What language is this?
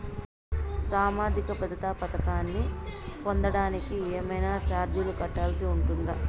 Telugu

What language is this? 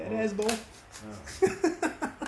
English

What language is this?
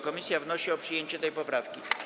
Polish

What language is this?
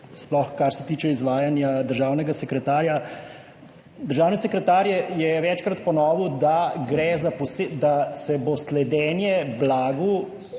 Slovenian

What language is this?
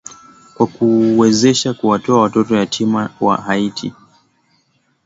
Swahili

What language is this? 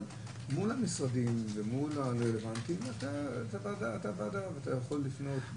Hebrew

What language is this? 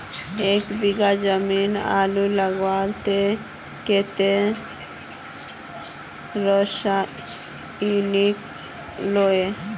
Magahi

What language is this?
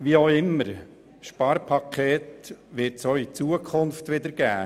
Swiss German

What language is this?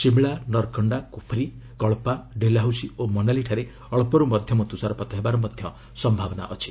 Odia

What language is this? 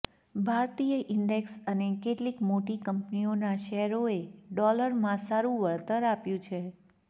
Gujarati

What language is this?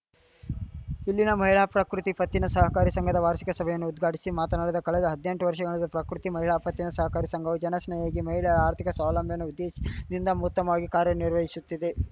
Kannada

